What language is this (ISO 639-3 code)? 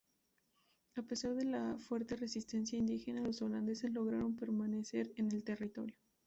spa